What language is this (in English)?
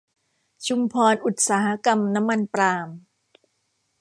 Thai